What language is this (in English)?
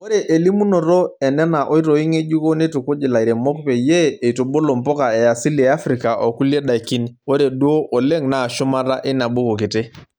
Masai